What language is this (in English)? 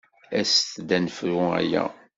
Kabyle